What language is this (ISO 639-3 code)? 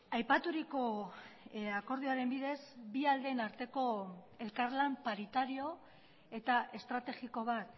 eus